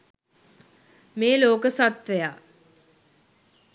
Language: Sinhala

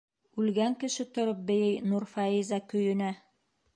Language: Bashkir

